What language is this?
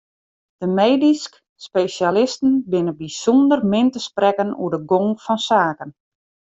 Western Frisian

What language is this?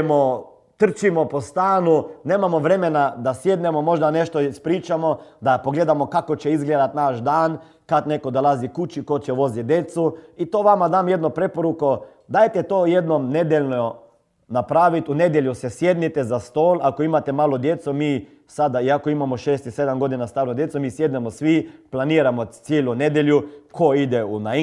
Croatian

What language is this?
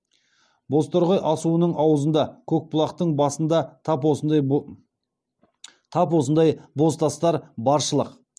Kazakh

